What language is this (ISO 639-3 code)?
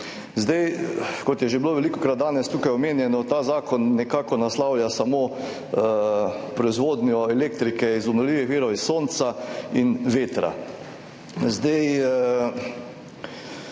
slv